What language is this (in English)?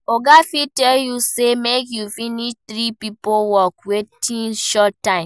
Nigerian Pidgin